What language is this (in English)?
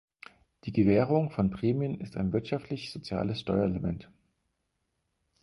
German